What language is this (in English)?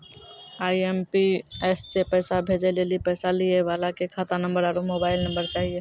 Maithili